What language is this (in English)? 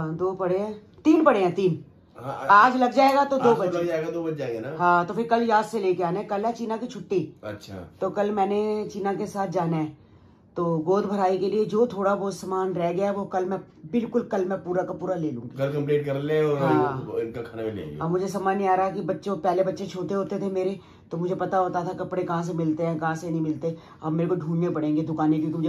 Hindi